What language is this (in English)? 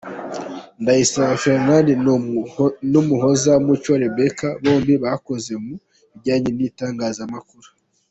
Kinyarwanda